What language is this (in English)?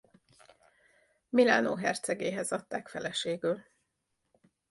Hungarian